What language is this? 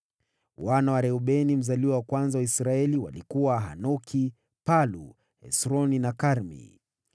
Swahili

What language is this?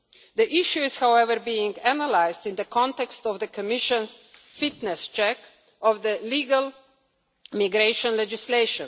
English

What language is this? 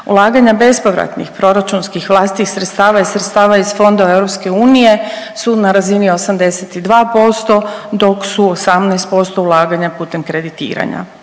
Croatian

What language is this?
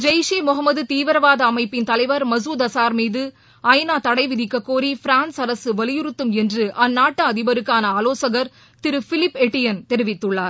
Tamil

